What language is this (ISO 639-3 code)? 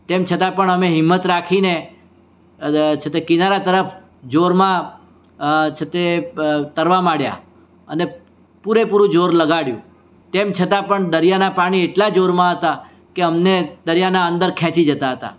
guj